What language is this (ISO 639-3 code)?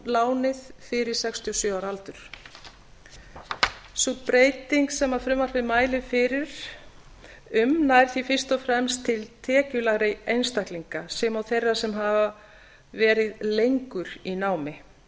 isl